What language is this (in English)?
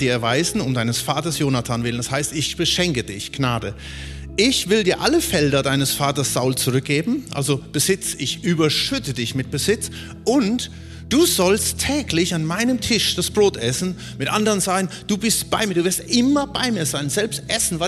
German